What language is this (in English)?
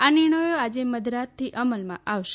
Gujarati